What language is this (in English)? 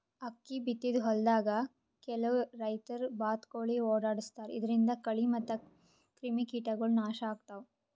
Kannada